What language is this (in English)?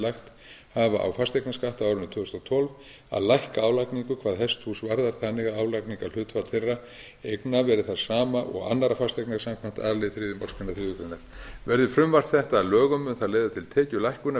Icelandic